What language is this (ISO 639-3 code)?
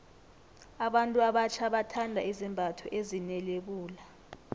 nbl